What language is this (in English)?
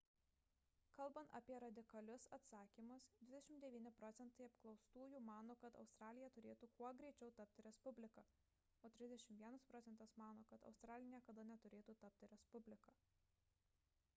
Lithuanian